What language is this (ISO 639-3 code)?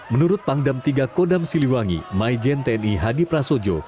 ind